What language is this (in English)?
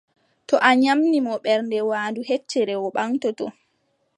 Adamawa Fulfulde